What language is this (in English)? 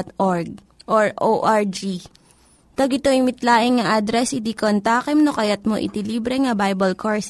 Filipino